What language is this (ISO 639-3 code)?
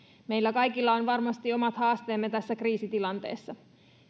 fin